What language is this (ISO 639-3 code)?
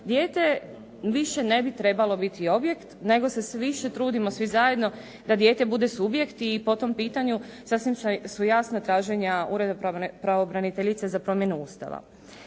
hrv